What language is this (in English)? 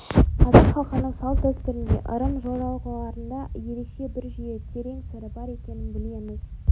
Kazakh